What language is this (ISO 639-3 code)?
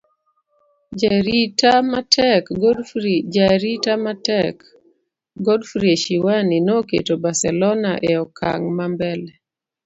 luo